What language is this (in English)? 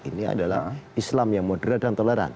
Indonesian